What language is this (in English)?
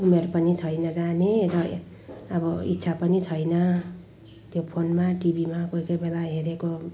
Nepali